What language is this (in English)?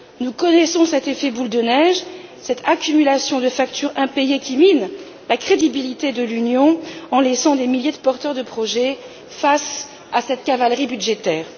French